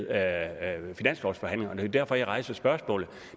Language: Danish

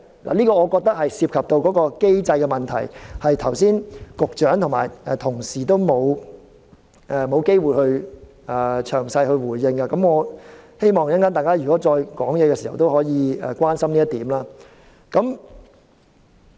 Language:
Cantonese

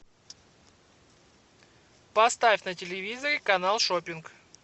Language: Russian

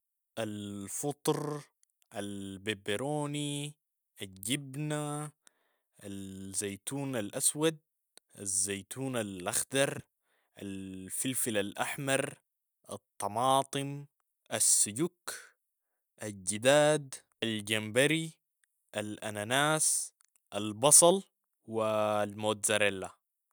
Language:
Sudanese Arabic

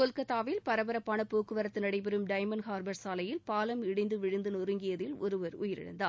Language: Tamil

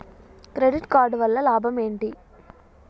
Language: Telugu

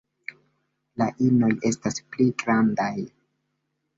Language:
Esperanto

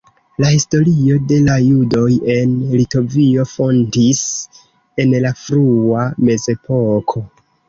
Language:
Esperanto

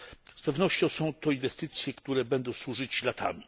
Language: Polish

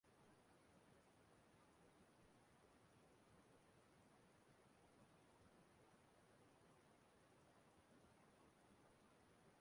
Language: Igbo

